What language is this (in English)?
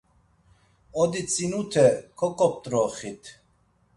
Laz